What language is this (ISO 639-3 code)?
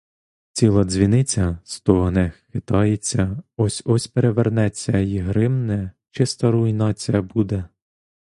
ukr